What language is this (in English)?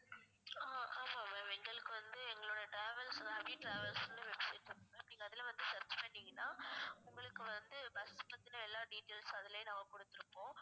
Tamil